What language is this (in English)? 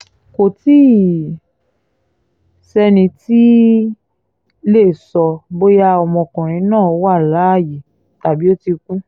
Yoruba